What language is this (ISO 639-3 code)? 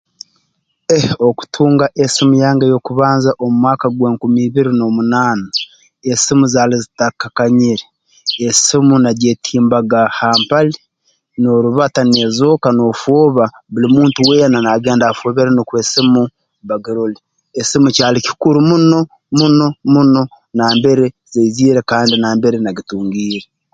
ttj